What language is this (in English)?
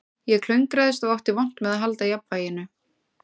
Icelandic